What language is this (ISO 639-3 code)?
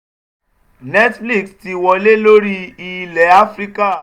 yor